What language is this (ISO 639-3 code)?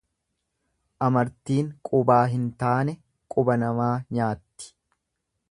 orm